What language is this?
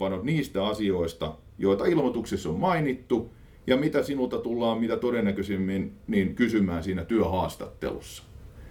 Finnish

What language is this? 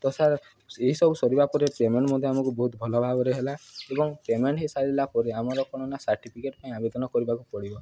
Odia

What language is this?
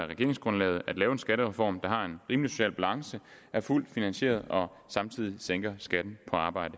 Danish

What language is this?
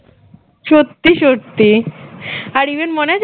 Bangla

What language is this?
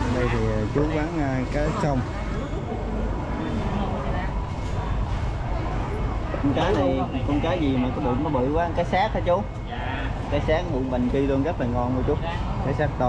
Vietnamese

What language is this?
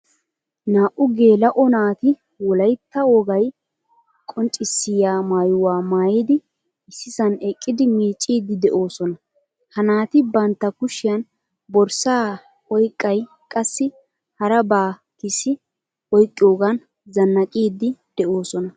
Wolaytta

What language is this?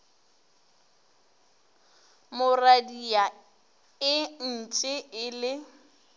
Northern Sotho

